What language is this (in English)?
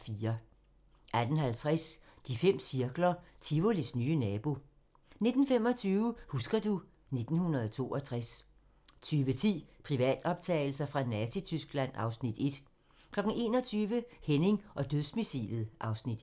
Danish